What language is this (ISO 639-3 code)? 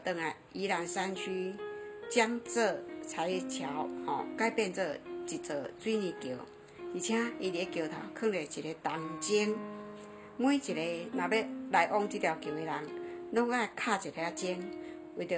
zho